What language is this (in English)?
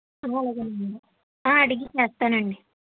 Telugu